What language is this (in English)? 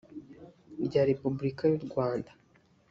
Kinyarwanda